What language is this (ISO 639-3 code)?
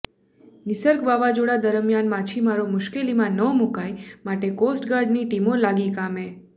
guj